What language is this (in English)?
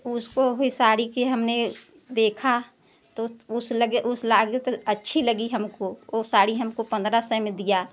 Hindi